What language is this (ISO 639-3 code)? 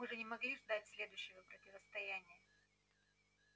rus